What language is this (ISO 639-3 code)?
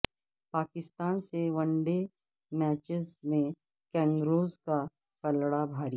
urd